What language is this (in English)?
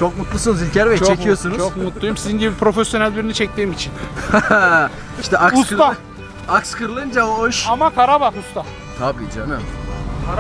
Turkish